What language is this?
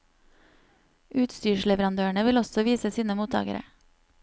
Norwegian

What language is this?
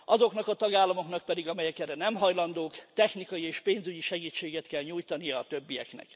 Hungarian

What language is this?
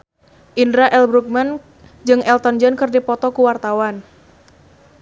Sundanese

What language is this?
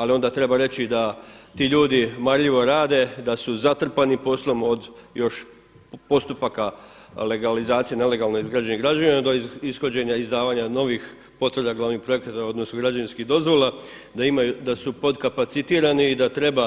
Croatian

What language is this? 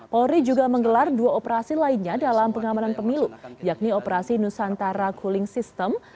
Indonesian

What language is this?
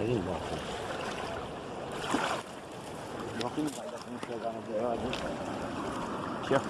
Portuguese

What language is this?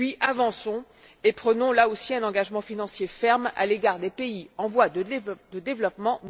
French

